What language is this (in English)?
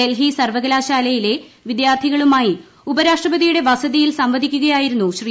Malayalam